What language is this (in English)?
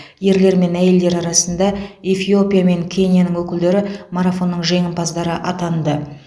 Kazakh